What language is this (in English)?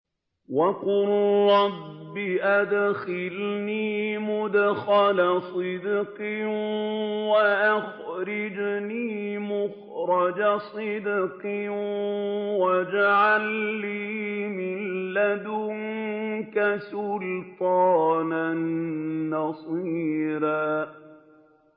Arabic